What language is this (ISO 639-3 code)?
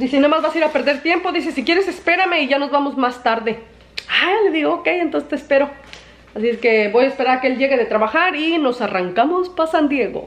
spa